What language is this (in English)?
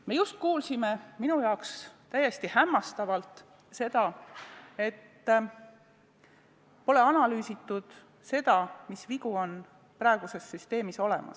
Estonian